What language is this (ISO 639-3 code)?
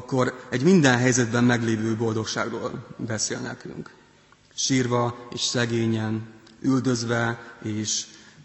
hun